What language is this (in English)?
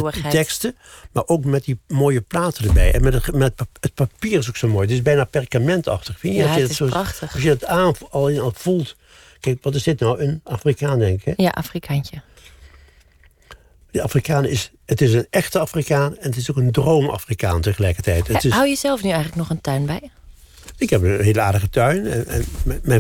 Dutch